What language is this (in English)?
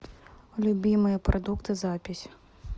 Russian